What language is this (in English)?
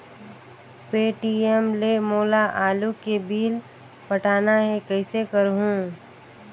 Chhattisgarhi